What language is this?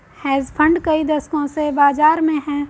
Hindi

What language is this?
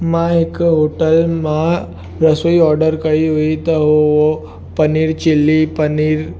Sindhi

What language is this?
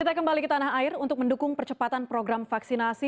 Indonesian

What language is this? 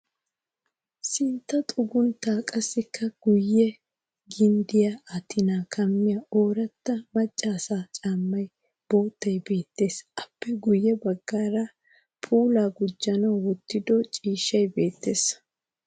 Wolaytta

